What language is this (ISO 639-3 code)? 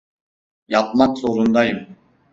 tur